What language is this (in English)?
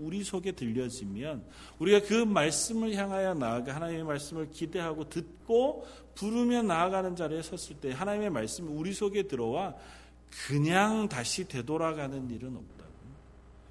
Korean